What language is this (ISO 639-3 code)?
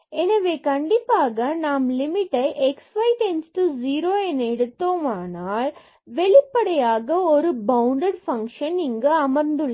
tam